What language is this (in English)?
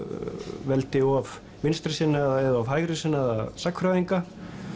Icelandic